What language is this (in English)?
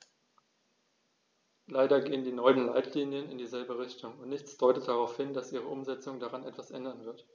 German